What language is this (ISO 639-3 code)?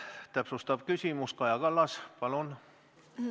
est